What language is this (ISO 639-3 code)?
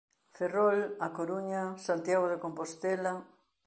glg